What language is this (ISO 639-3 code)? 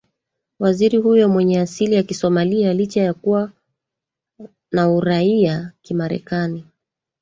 swa